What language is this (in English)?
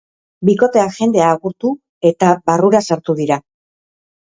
Basque